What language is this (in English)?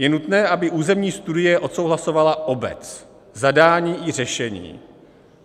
Czech